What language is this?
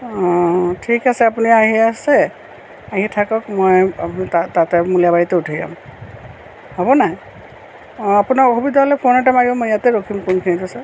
Assamese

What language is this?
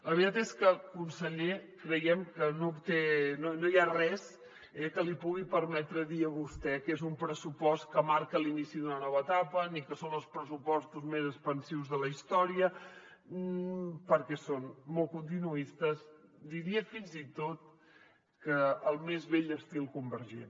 Catalan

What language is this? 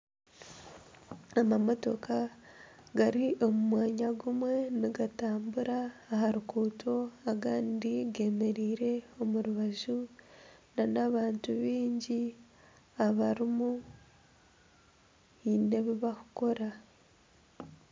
Nyankole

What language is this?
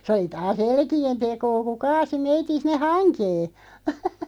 Finnish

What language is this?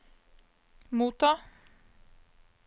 Norwegian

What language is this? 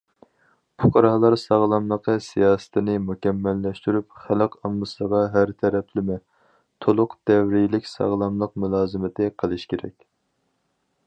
Uyghur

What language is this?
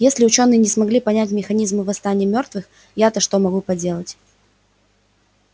Russian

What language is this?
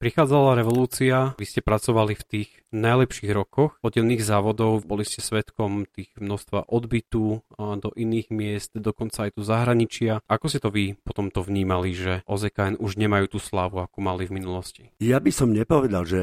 Slovak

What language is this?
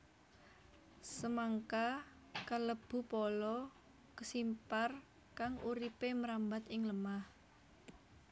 Javanese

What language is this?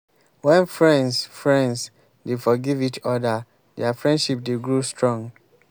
Nigerian Pidgin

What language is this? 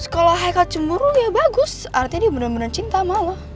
Indonesian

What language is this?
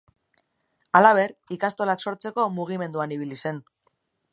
Basque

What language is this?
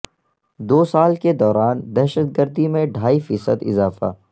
Urdu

